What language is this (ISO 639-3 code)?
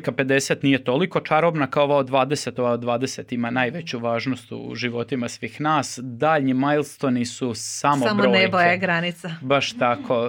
hrv